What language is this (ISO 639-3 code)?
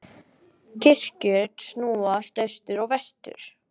isl